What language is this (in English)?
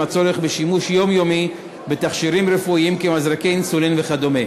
Hebrew